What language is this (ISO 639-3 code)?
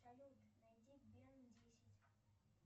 rus